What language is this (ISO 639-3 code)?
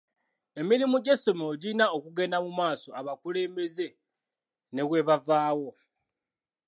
lug